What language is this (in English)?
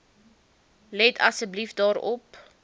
Afrikaans